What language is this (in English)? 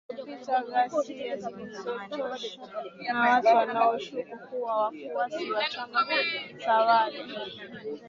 Swahili